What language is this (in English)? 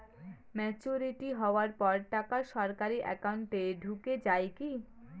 Bangla